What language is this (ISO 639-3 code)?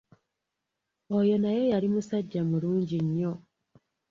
lug